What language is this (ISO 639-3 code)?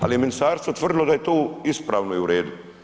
hrv